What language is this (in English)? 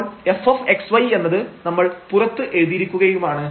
Malayalam